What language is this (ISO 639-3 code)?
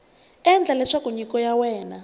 tso